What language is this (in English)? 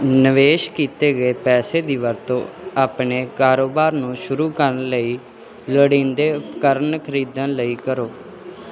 Punjabi